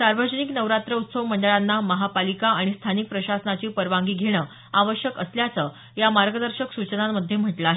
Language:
Marathi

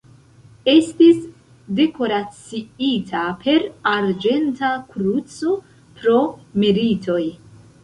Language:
Esperanto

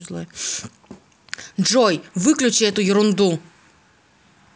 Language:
Russian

